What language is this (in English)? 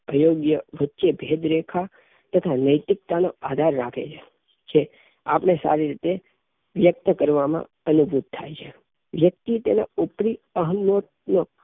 Gujarati